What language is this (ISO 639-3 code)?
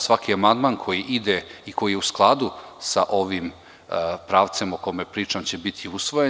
srp